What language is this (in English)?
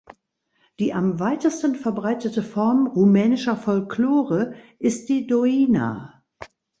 German